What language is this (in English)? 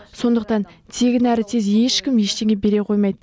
Kazakh